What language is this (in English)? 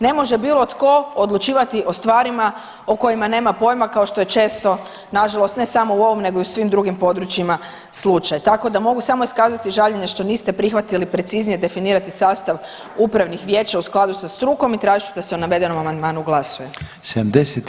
Croatian